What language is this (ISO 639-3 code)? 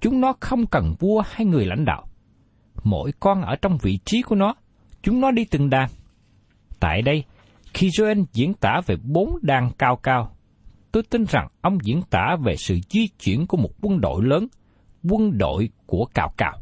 vie